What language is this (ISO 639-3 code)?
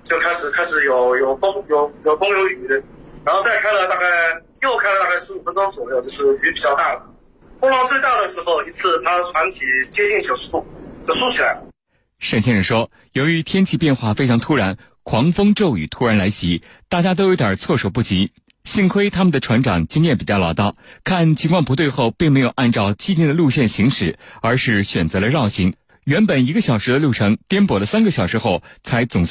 zho